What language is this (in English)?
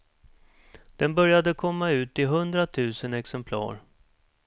Swedish